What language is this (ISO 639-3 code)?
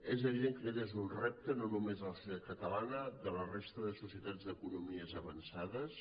cat